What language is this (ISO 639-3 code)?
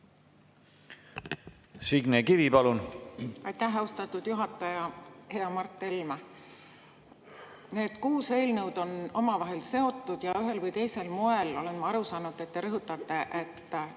est